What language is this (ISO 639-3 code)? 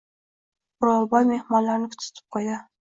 uzb